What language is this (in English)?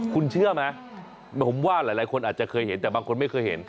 Thai